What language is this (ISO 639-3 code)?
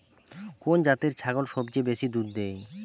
ben